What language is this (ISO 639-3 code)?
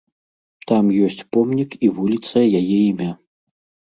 bel